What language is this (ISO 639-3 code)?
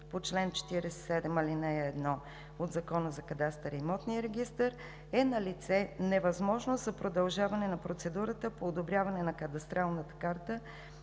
bul